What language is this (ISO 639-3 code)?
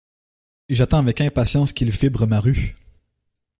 fra